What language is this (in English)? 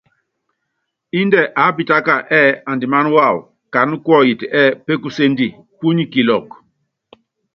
Yangben